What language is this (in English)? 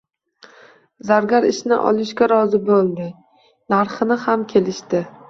Uzbek